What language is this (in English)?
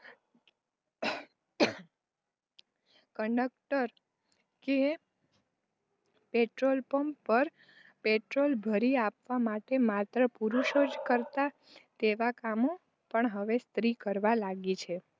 Gujarati